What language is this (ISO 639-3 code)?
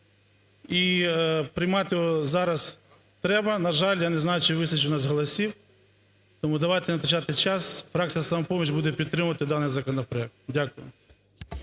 ukr